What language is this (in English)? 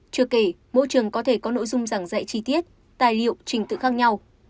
Vietnamese